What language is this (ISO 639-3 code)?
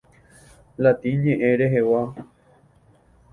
grn